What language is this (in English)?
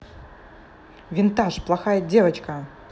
Russian